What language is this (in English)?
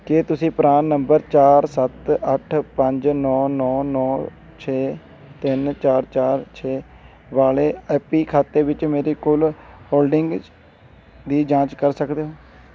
Punjabi